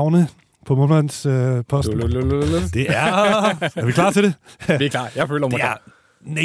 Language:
Danish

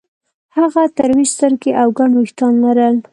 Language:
Pashto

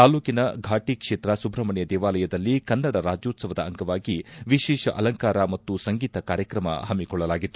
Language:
Kannada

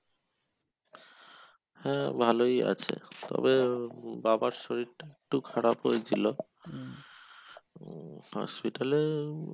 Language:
Bangla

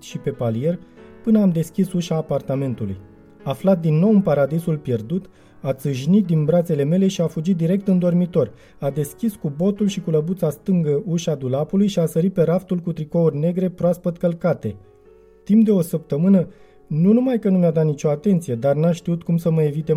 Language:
Romanian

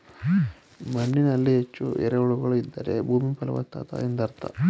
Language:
Kannada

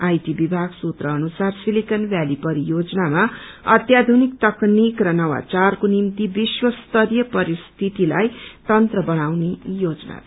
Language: Nepali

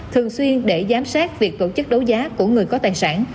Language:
Vietnamese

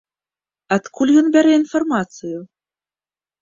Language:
Belarusian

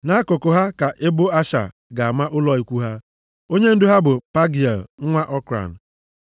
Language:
Igbo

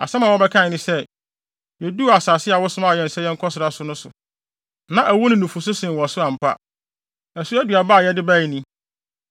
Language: Akan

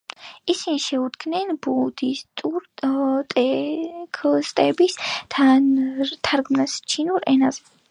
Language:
Georgian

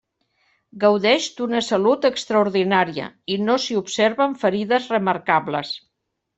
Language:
Catalan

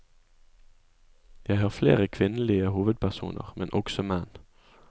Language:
Norwegian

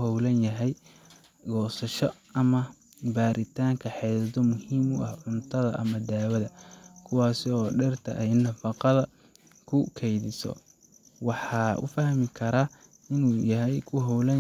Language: Somali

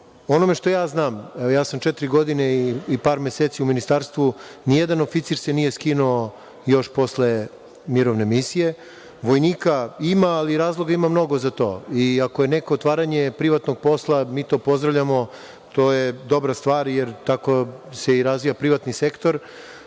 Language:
Serbian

